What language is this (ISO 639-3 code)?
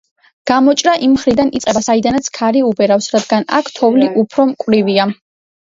kat